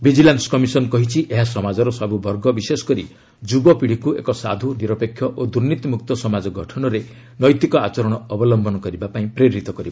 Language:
Odia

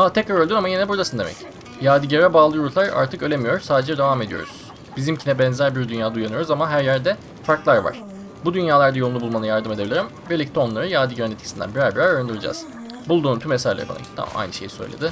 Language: Turkish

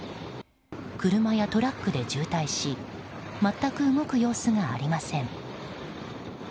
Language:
Japanese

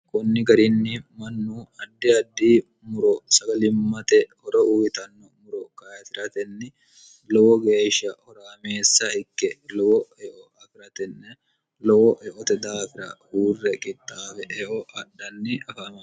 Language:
Sidamo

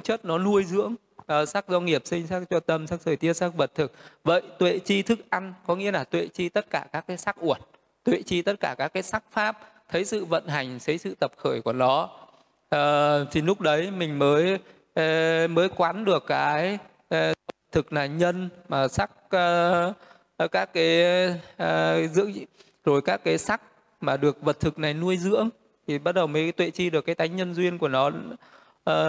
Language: Vietnamese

